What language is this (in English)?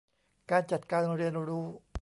Thai